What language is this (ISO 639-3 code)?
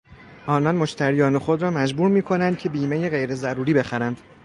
fas